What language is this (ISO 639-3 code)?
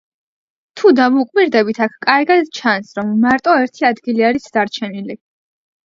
kat